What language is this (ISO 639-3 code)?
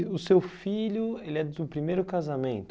por